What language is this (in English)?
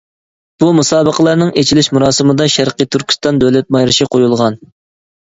Uyghur